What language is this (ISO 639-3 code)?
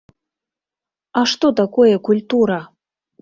bel